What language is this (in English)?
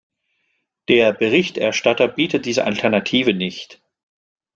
German